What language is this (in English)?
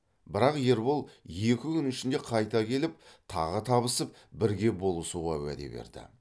Kazakh